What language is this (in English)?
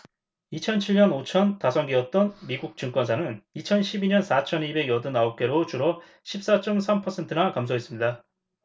Korean